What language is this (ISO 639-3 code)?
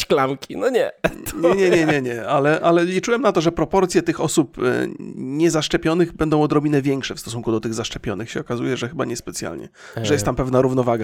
pol